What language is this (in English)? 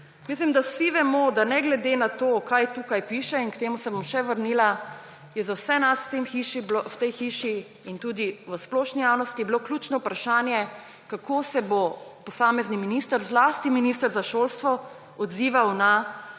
Slovenian